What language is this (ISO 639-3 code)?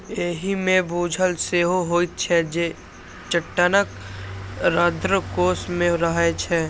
mai